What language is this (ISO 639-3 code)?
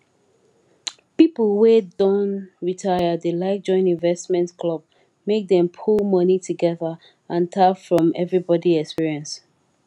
pcm